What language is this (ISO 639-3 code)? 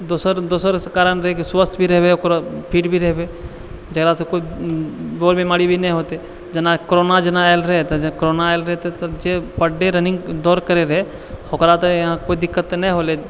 mai